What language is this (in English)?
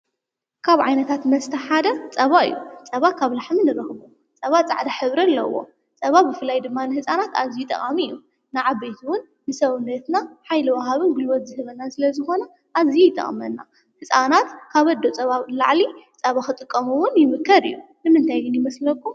Tigrinya